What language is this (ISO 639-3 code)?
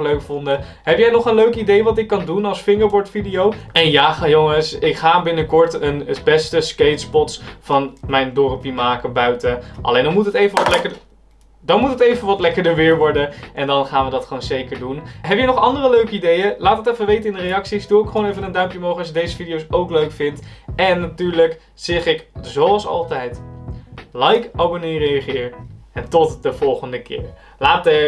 nld